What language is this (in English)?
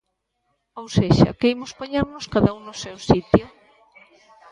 Galician